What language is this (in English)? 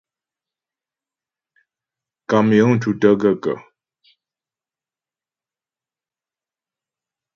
Ghomala